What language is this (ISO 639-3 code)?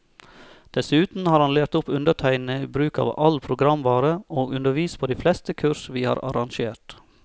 nor